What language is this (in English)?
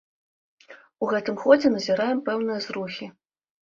Belarusian